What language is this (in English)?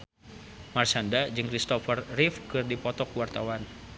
Sundanese